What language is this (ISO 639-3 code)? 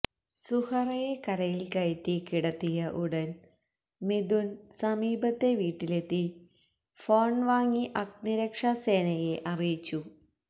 mal